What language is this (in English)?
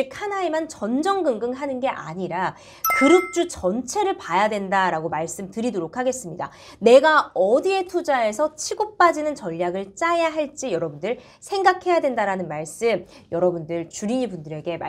Korean